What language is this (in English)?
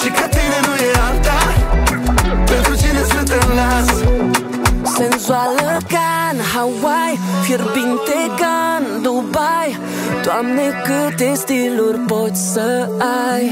Romanian